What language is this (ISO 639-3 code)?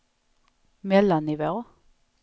swe